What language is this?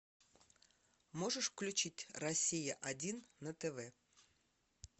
Russian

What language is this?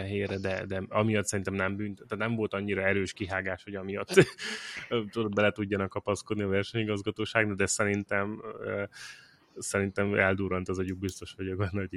Hungarian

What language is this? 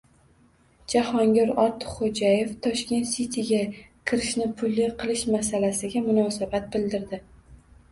Uzbek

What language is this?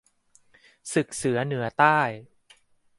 Thai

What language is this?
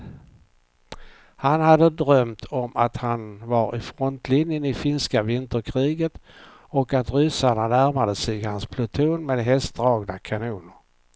Swedish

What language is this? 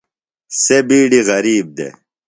Phalura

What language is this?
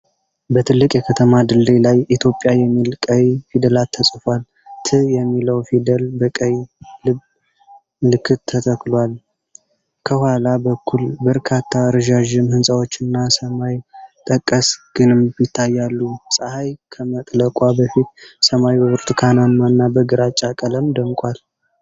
Amharic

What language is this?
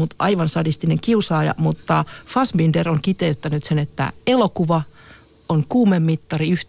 Finnish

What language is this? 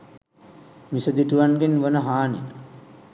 Sinhala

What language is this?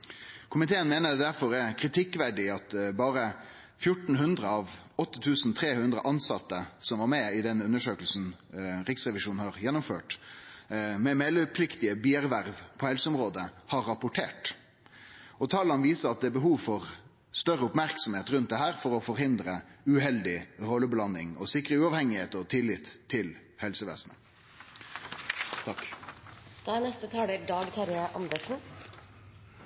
Norwegian Nynorsk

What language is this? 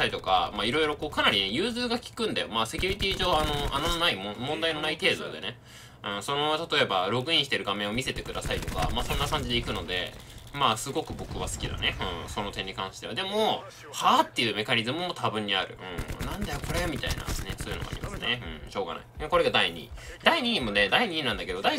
Japanese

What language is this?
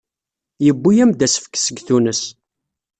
Kabyle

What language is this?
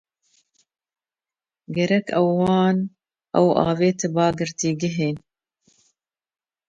Kurdish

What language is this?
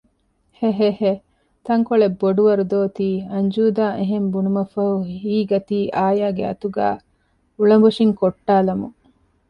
Divehi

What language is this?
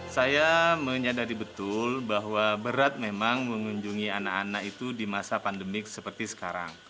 Indonesian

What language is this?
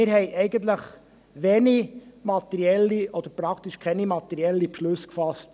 Swiss German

